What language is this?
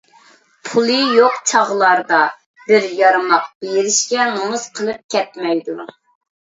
Uyghur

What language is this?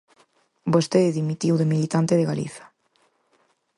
Galician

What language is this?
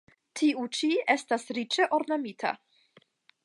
Esperanto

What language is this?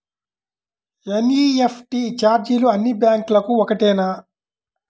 Telugu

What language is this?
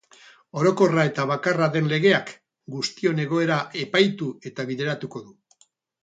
Basque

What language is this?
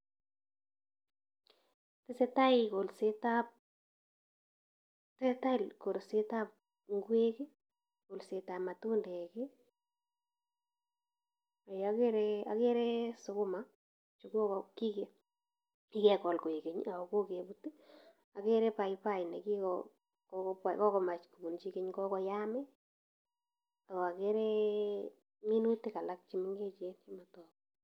Kalenjin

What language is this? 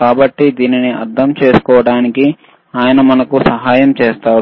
Telugu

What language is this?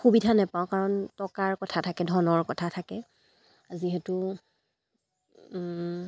Assamese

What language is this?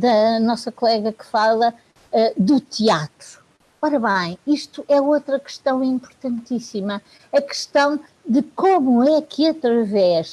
Portuguese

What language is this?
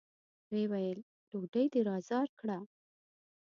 Pashto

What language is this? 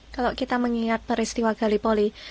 Indonesian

